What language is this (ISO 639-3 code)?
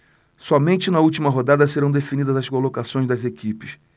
por